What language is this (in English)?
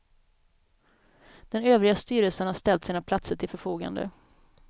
Swedish